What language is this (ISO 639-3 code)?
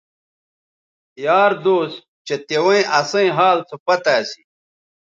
btv